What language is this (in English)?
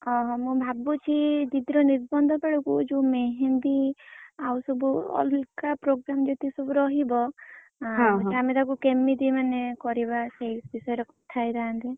Odia